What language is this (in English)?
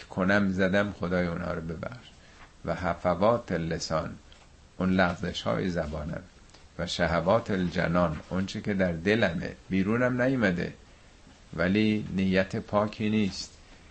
Persian